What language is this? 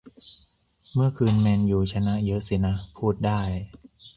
Thai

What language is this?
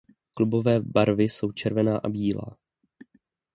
Czech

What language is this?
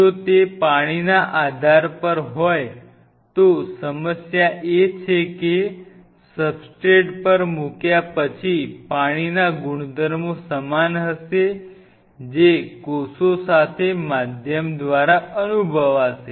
Gujarati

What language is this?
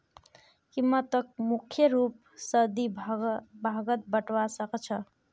Magahi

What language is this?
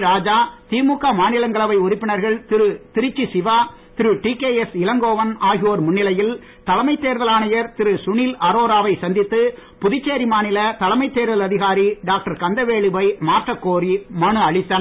Tamil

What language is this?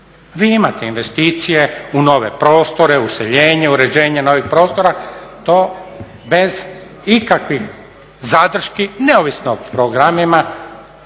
Croatian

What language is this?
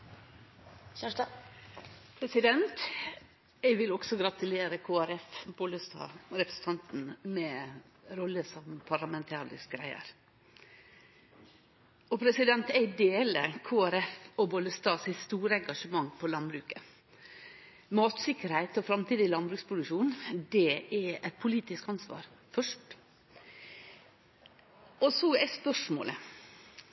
Norwegian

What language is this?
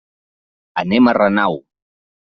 Catalan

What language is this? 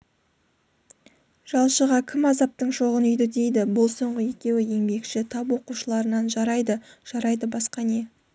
Kazakh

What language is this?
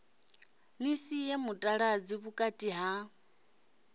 Venda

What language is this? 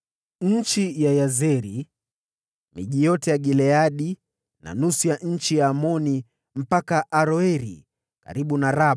Swahili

